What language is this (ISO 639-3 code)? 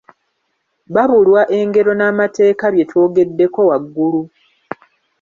lug